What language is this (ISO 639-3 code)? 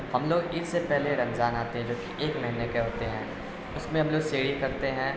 urd